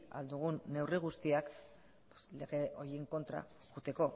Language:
Basque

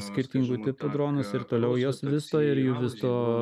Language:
Lithuanian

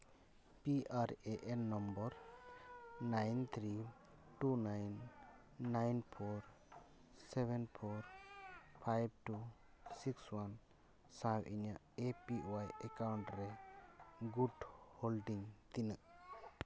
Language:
Santali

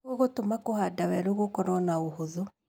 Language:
Kikuyu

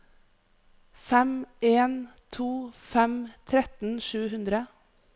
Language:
Norwegian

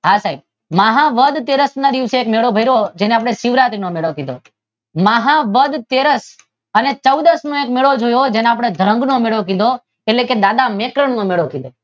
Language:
Gujarati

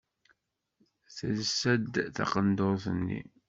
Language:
Kabyle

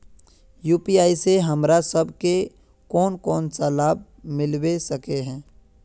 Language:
Magahi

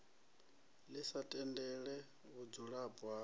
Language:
Venda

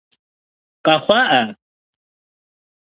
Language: Kabardian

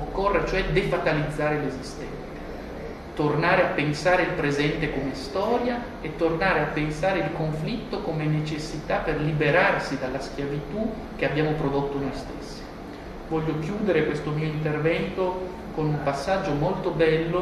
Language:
Italian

